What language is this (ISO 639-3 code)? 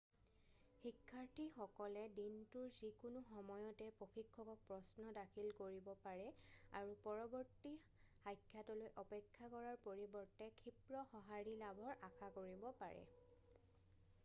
asm